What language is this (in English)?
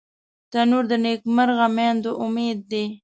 Pashto